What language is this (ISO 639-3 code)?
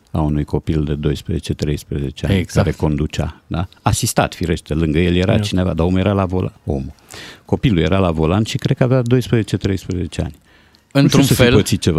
ron